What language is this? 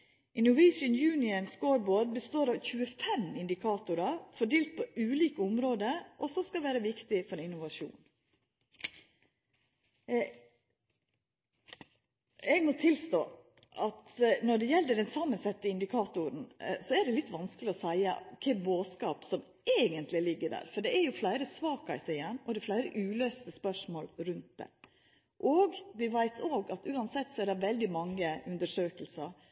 Norwegian Nynorsk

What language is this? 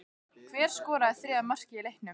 Icelandic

